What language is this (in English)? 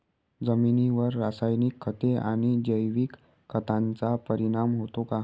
Marathi